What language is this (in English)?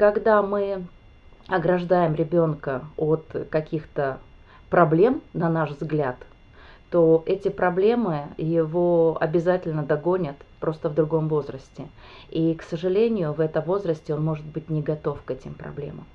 Russian